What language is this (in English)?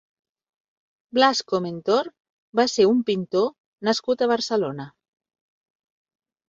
Catalan